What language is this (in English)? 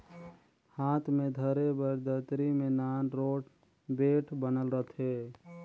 Chhattisgarhi